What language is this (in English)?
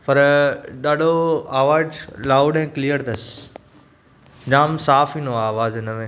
Sindhi